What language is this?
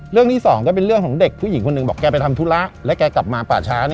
Thai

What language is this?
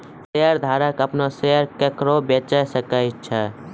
Maithili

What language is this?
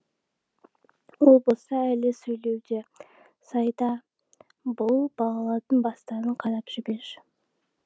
Kazakh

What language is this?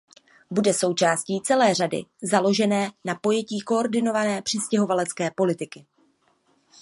Czech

